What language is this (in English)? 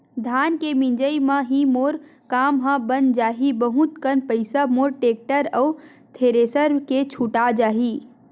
Chhattisgarhi